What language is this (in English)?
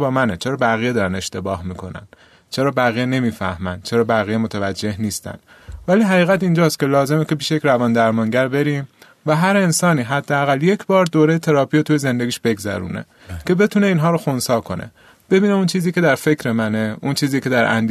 Persian